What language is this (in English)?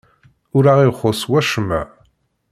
Kabyle